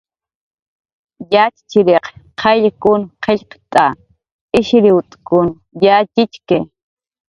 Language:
Jaqaru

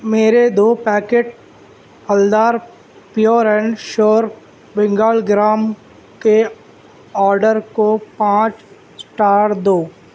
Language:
Urdu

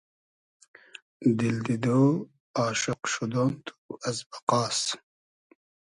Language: Hazaragi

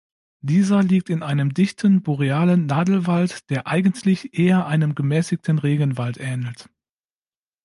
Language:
German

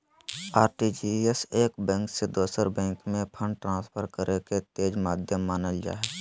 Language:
Magahi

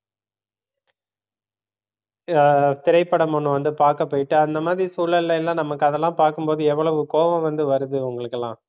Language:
Tamil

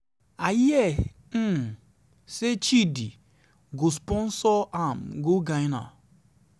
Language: Nigerian Pidgin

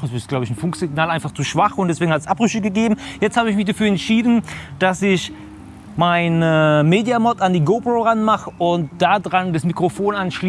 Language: German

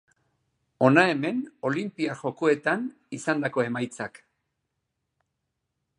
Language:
Basque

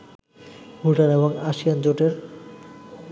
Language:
Bangla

